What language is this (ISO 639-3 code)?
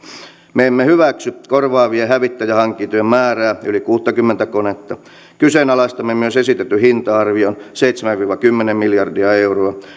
fin